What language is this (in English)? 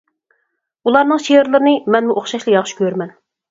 Uyghur